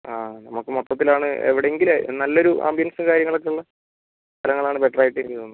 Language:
Malayalam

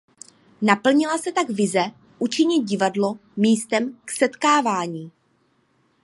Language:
Czech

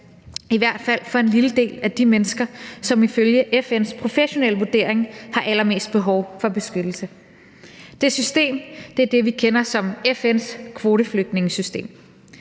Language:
Danish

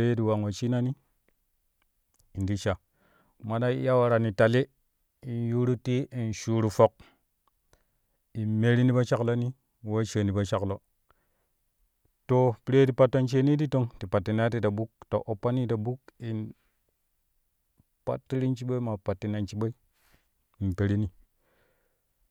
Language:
Kushi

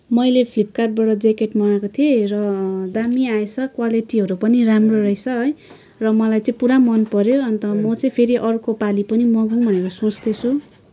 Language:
Nepali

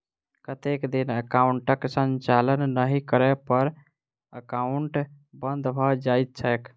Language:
Maithili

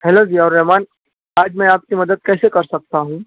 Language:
Urdu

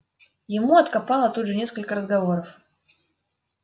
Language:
Russian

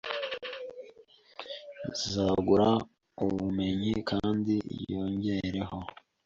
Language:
Kinyarwanda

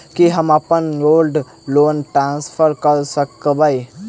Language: Maithili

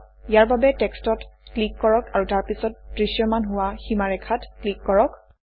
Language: Assamese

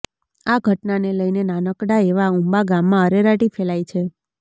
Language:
Gujarati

